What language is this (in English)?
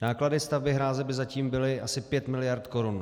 Czech